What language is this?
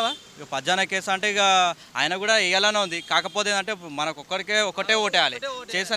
Telugu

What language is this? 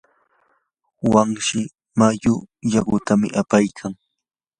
Yanahuanca Pasco Quechua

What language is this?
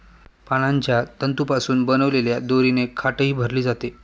Marathi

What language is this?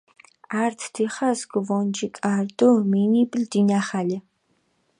Mingrelian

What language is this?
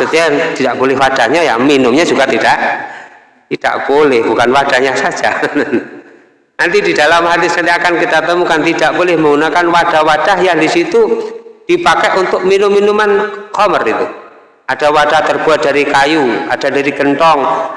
Indonesian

